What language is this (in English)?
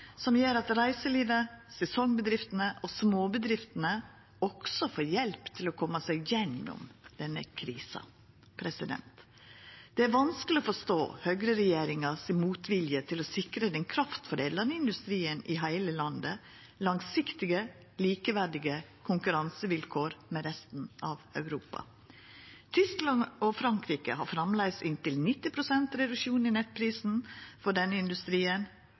Norwegian Nynorsk